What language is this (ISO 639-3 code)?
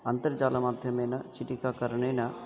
san